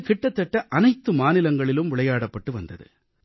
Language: Tamil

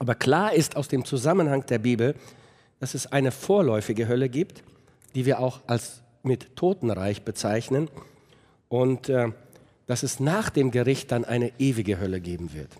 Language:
German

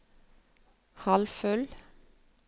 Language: Norwegian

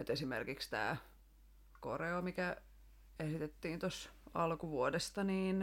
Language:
Finnish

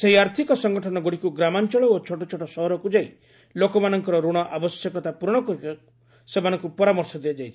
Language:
Odia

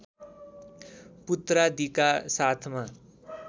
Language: Nepali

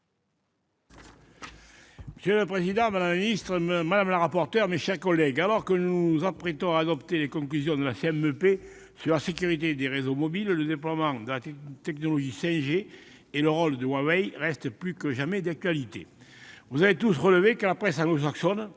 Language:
French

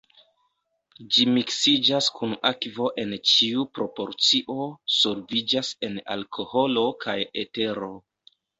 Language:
Esperanto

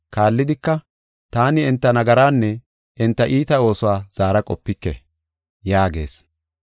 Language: Gofa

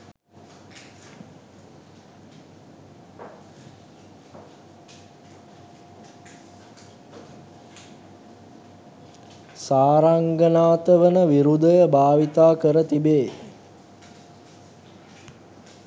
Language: Sinhala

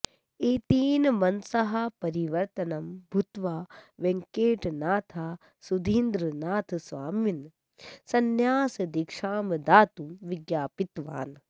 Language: Sanskrit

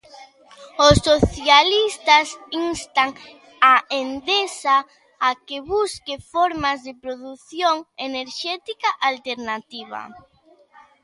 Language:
Galician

